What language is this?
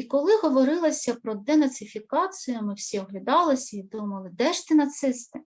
Ukrainian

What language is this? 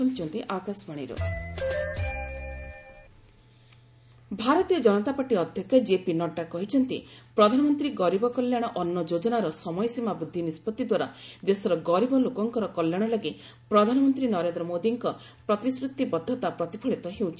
Odia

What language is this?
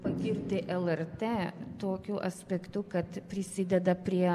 Lithuanian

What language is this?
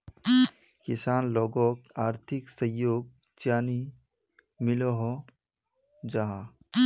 Magahi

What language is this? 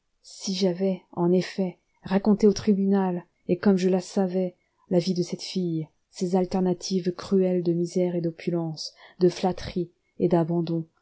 French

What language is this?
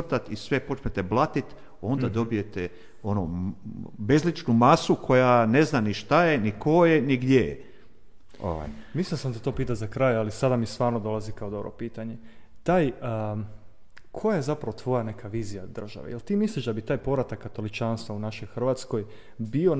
Croatian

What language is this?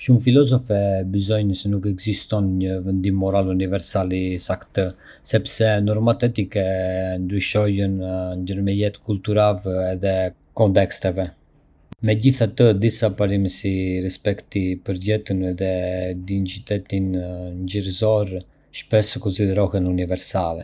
Arbëreshë Albanian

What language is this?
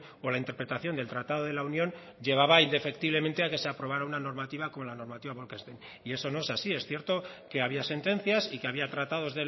Spanish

